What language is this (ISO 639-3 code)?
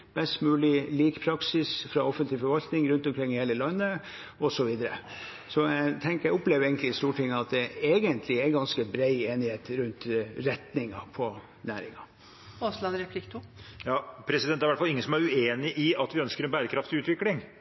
nob